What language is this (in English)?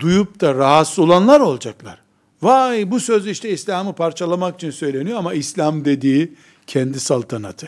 Turkish